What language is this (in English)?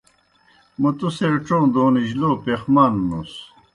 Kohistani Shina